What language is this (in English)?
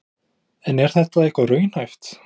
Icelandic